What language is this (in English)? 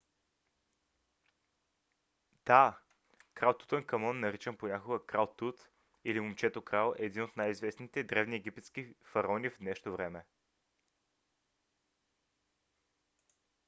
Bulgarian